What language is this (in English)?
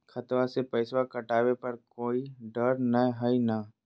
Magahi